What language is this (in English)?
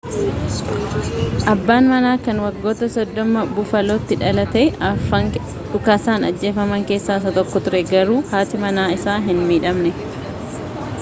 Oromo